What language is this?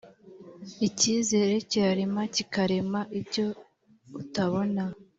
Kinyarwanda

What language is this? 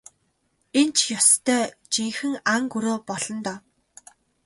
Mongolian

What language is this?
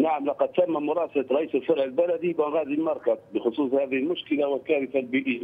Arabic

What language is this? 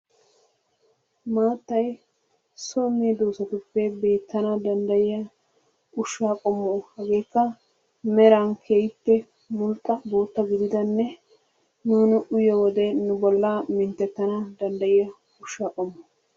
Wolaytta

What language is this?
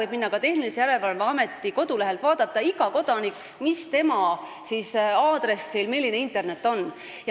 Estonian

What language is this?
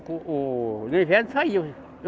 Portuguese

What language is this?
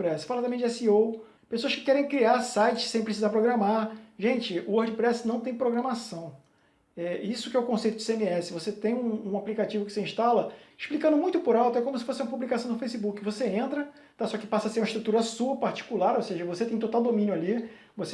Portuguese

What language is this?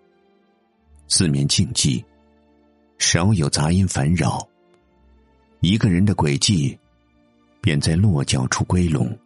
Chinese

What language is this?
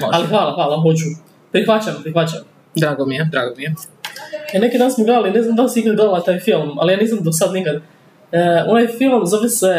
Croatian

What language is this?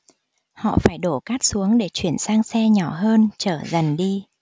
Vietnamese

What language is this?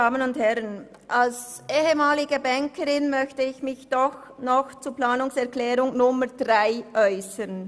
Swiss German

